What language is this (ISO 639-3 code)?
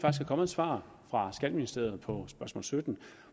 dan